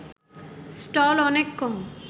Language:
Bangla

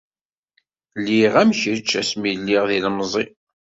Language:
Kabyle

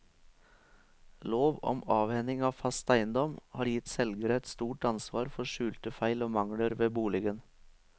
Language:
Norwegian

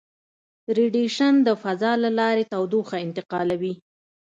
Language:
Pashto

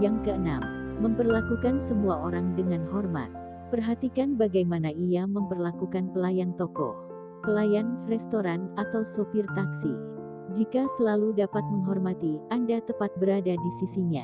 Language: Indonesian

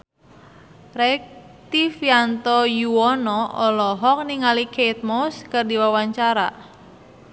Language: Sundanese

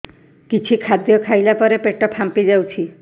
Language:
Odia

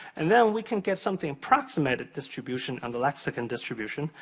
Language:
English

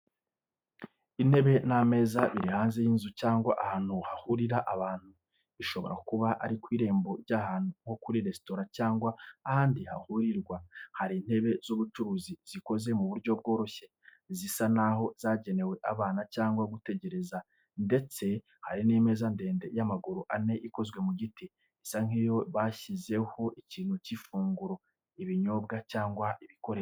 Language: Kinyarwanda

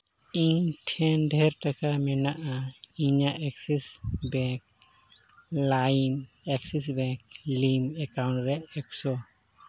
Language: Santali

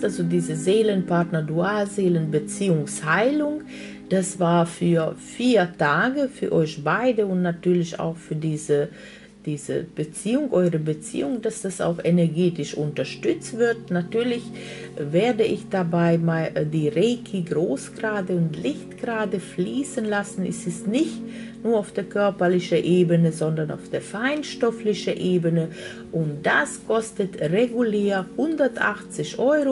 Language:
German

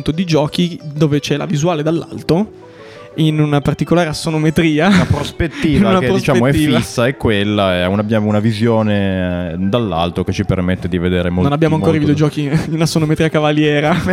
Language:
Italian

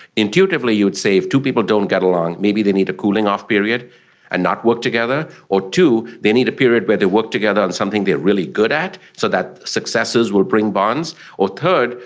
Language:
English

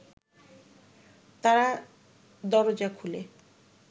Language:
Bangla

